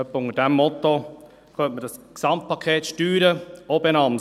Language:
Swiss German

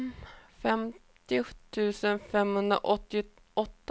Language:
Swedish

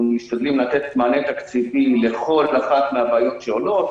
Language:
Hebrew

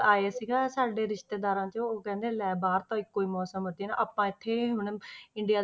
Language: Punjabi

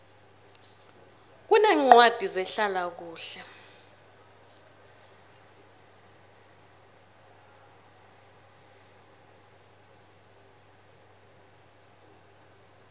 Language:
South Ndebele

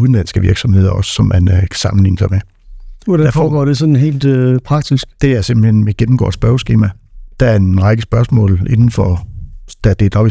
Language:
Danish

